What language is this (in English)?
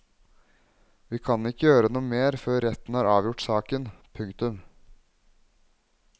Norwegian